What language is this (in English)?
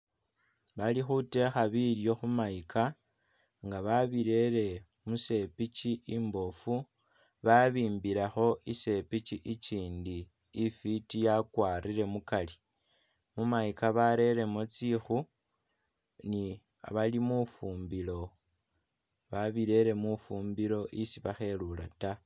Masaaba